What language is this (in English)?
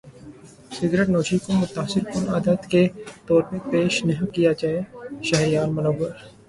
Urdu